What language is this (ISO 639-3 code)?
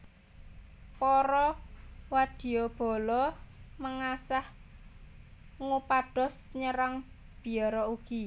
jav